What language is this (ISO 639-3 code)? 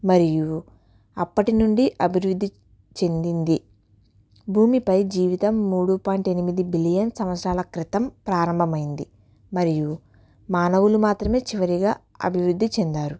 tel